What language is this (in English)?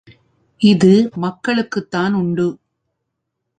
Tamil